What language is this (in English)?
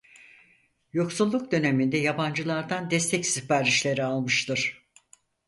Turkish